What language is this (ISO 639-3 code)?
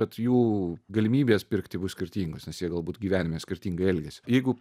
lit